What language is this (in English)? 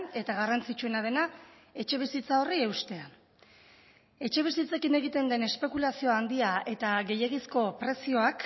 Basque